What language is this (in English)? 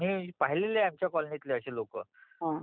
Marathi